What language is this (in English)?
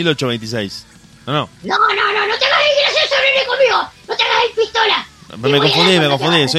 Spanish